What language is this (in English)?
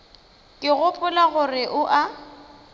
Northern Sotho